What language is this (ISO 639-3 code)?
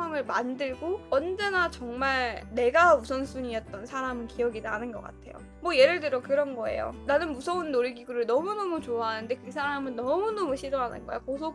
kor